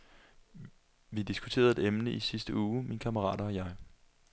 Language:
Danish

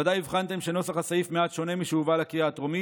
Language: Hebrew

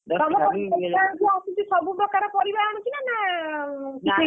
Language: Odia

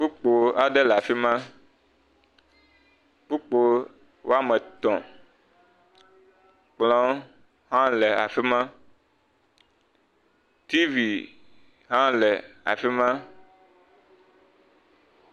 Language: Ewe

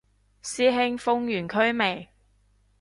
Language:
Cantonese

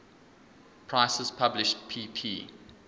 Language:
English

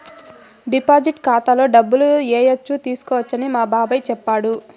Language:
Telugu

